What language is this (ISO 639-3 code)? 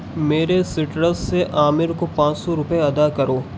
urd